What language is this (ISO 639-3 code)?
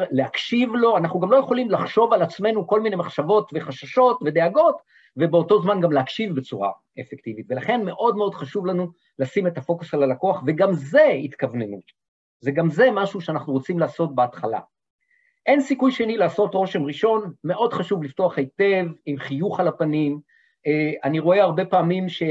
heb